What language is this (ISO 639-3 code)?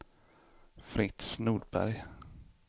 swe